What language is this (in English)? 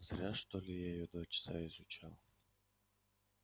Russian